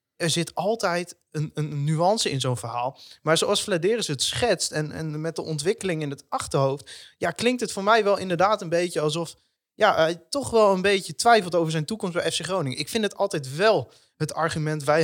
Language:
Dutch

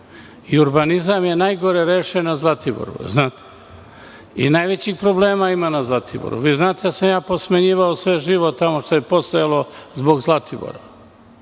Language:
Serbian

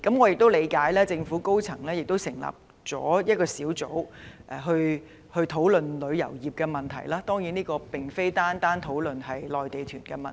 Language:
Cantonese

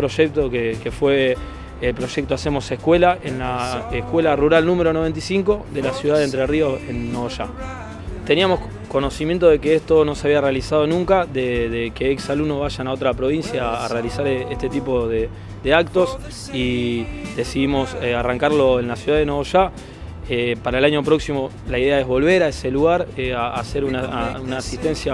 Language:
Spanish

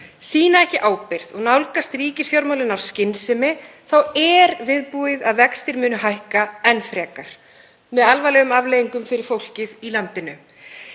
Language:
Icelandic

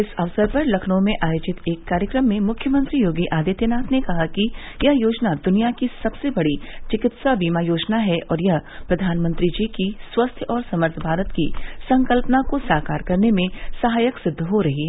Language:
Hindi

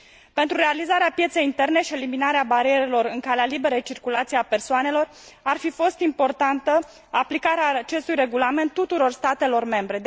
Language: Romanian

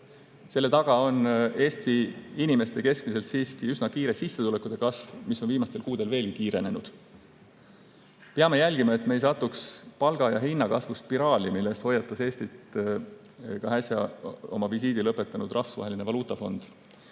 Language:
Estonian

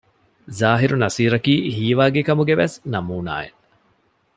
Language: Divehi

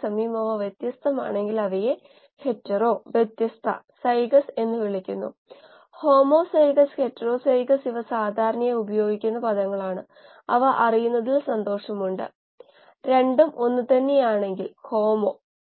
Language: Malayalam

